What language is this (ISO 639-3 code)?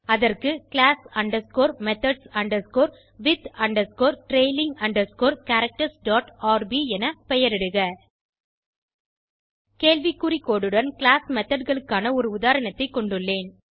tam